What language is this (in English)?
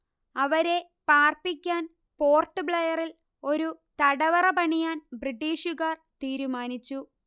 Malayalam